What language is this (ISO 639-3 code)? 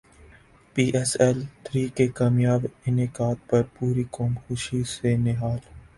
urd